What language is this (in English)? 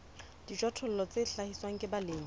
Southern Sotho